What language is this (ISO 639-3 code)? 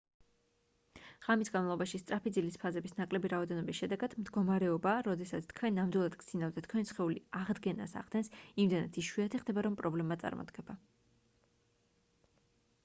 kat